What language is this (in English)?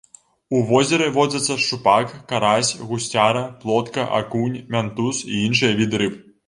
Belarusian